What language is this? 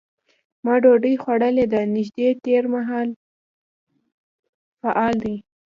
Pashto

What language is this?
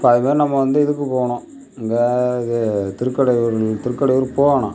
Tamil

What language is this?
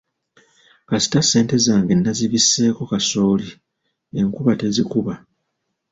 Ganda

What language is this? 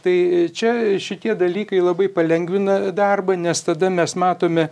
Lithuanian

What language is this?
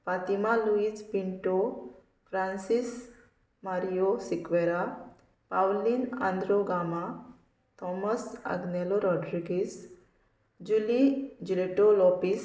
Konkani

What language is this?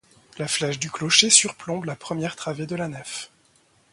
French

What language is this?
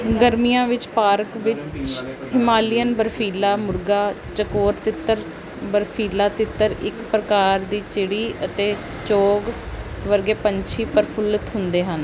Punjabi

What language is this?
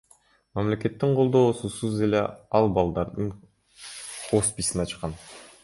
Kyrgyz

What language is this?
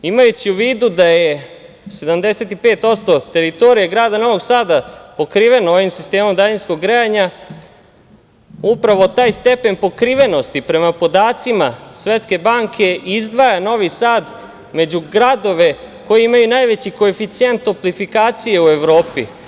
Serbian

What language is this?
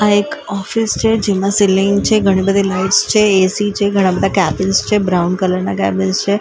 Gujarati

